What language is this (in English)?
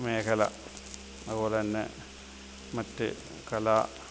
Malayalam